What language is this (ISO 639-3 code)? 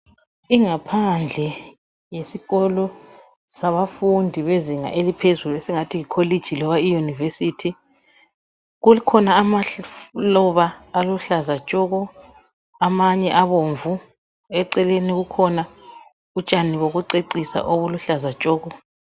nde